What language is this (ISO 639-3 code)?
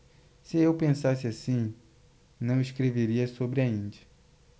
por